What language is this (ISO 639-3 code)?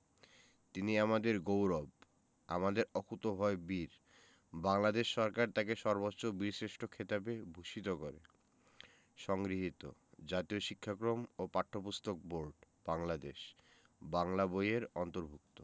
ben